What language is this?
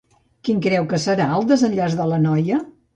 Catalan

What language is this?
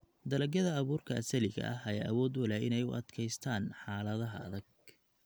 Somali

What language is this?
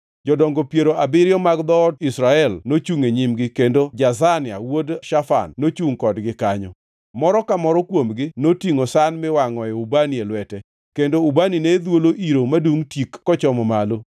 Luo (Kenya and Tanzania)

